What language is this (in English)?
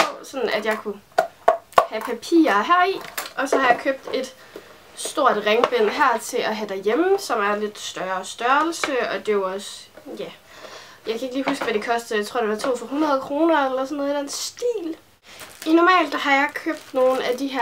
Danish